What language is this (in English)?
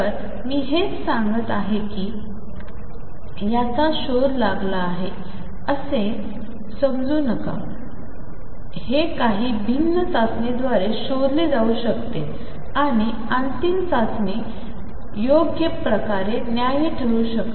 Marathi